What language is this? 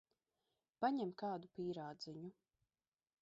Latvian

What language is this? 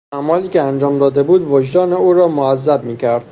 Persian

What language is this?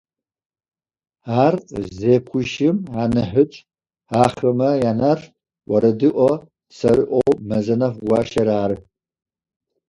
Adyghe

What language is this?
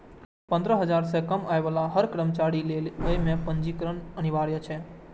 Maithili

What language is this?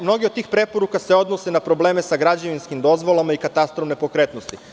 Serbian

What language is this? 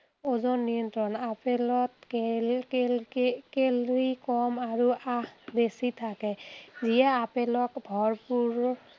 Assamese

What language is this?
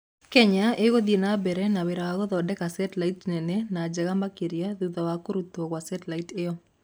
Kikuyu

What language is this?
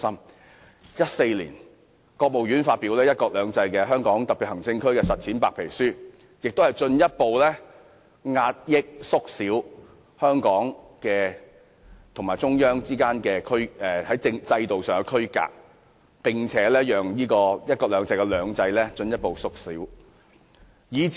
Cantonese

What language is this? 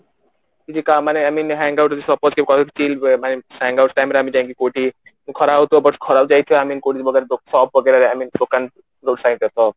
Odia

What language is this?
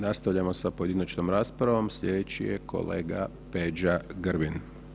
Croatian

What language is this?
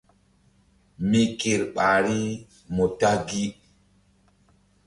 Mbum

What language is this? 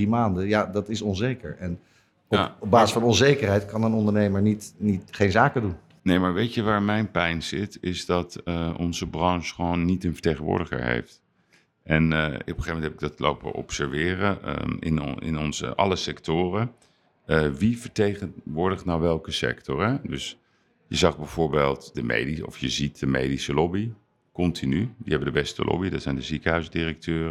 Dutch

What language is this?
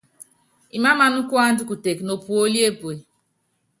Yangben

